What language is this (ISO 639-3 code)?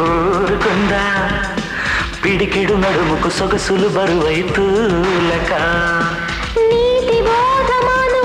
vie